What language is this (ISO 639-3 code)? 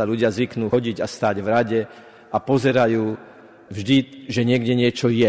slk